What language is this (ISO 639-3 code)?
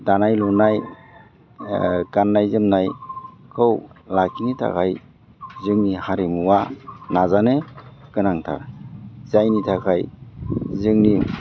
brx